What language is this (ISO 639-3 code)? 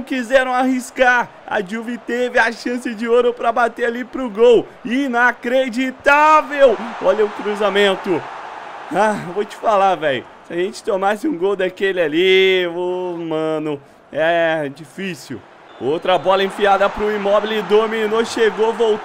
por